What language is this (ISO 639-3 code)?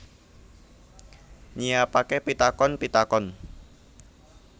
jav